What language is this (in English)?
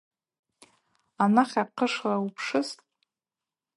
Abaza